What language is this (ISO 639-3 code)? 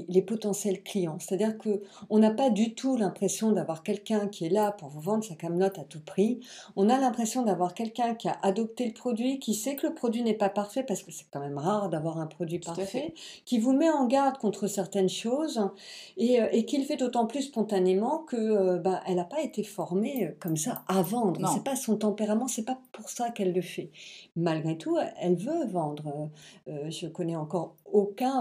fra